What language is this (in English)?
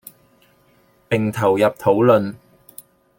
Chinese